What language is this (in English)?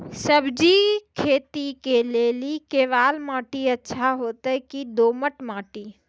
Maithili